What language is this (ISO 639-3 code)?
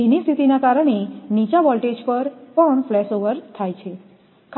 guj